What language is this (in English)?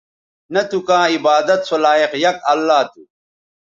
Bateri